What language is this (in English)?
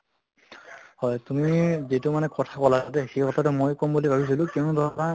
Assamese